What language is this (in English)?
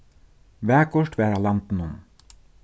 Faroese